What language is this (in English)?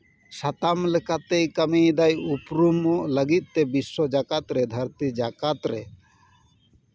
Santali